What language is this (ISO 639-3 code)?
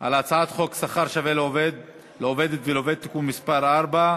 heb